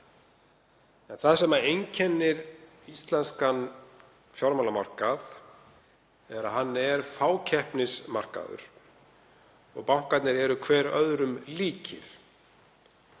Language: Icelandic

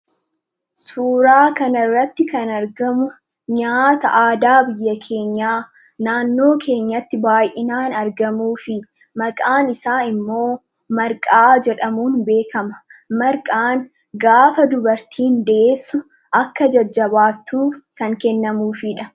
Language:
Oromo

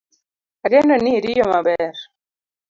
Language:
Luo (Kenya and Tanzania)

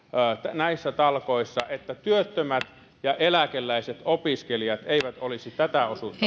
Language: Finnish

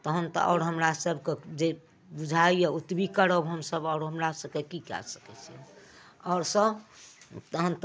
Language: Maithili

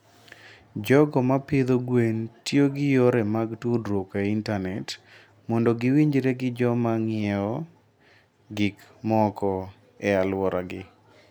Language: Luo (Kenya and Tanzania)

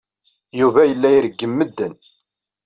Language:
Kabyle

